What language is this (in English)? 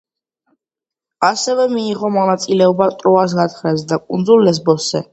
Georgian